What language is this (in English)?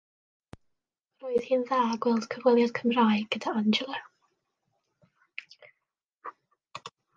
Welsh